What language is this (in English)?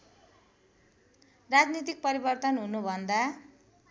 Nepali